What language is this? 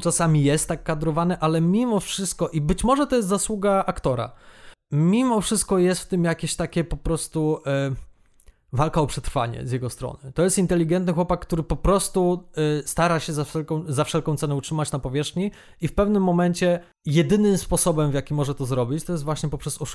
Polish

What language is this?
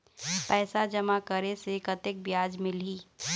Chhattisgarhi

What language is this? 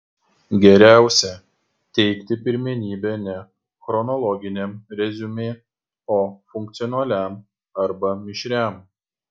Lithuanian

